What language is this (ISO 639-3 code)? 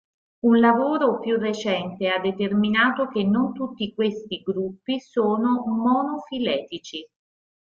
ita